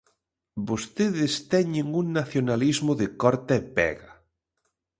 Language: Galician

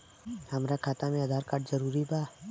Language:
Bhojpuri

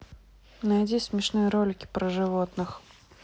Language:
Russian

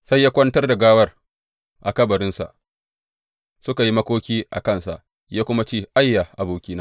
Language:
Hausa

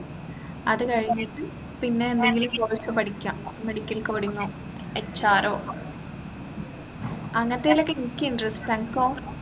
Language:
Malayalam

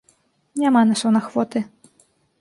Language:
Belarusian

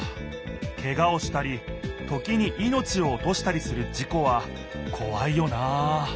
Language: Japanese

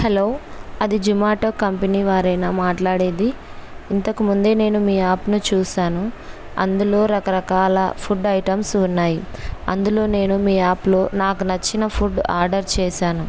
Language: Telugu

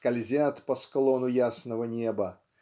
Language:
Russian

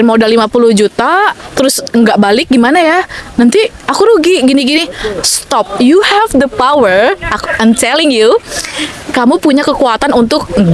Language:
Indonesian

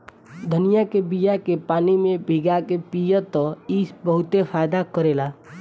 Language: Bhojpuri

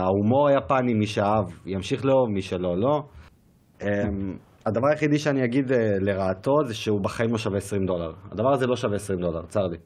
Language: Hebrew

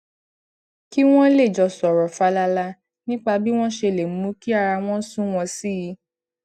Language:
Yoruba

